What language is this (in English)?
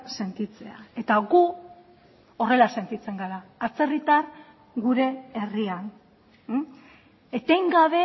Basque